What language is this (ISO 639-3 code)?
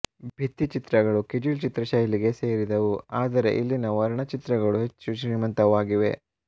kan